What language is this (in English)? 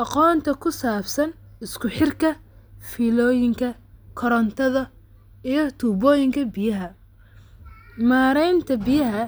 Somali